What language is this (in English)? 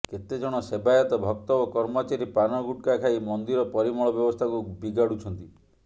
Odia